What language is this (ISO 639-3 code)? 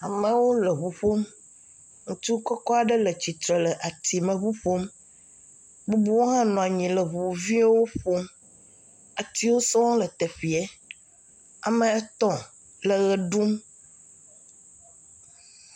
ewe